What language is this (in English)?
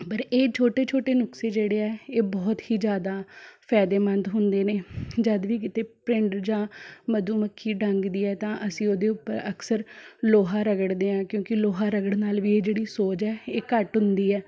Punjabi